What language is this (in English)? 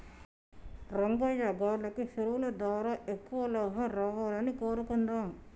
Telugu